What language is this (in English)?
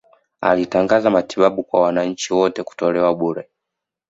Swahili